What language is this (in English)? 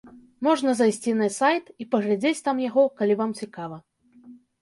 Belarusian